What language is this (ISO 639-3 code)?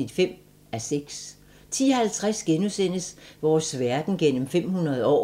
dan